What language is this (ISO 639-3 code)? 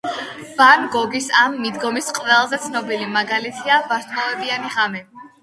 kat